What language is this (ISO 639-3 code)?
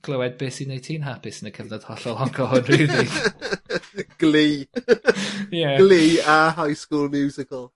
cym